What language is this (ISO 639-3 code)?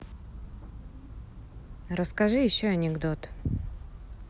rus